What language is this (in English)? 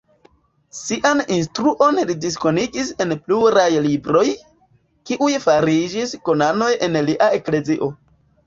Esperanto